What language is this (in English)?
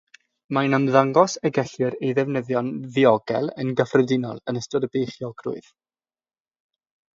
Welsh